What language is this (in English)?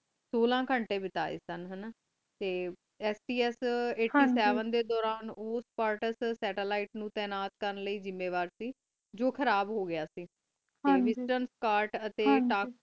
Punjabi